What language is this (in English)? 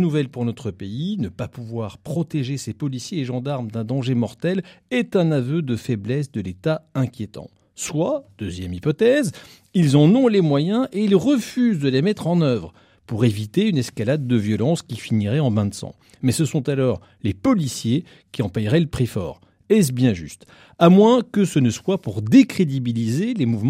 French